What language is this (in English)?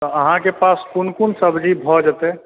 Maithili